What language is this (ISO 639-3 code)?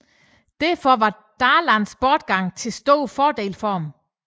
dan